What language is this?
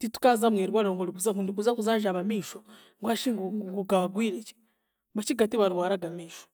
Chiga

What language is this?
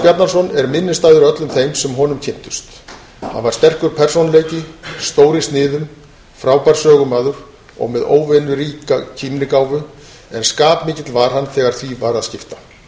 Icelandic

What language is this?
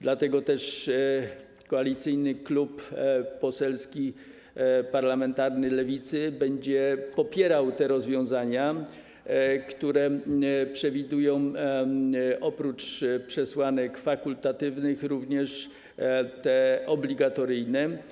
Polish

